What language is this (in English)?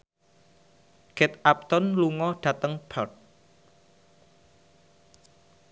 Javanese